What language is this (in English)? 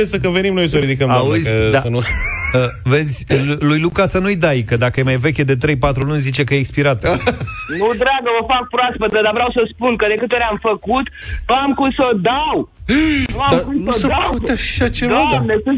Romanian